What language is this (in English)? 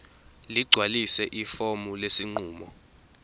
Zulu